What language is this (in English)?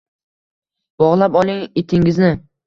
Uzbek